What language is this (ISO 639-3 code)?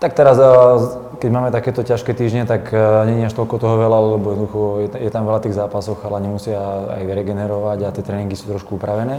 slk